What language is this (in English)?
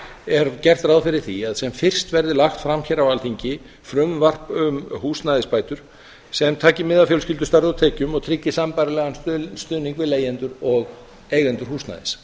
Icelandic